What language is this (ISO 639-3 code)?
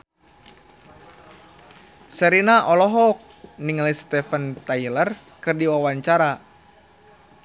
sun